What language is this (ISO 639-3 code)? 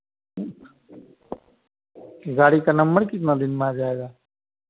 hin